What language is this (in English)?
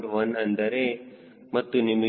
Kannada